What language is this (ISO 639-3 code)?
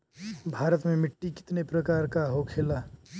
bho